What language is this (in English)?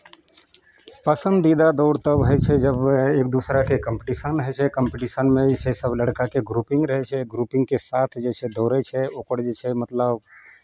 Maithili